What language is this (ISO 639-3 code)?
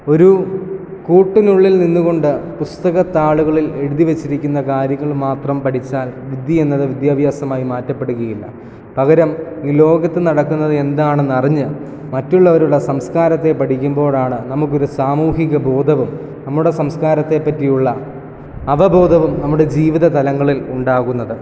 mal